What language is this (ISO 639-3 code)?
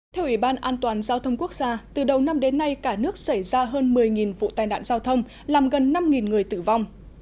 vie